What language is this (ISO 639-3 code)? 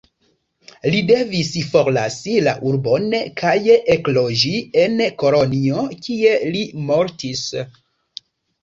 epo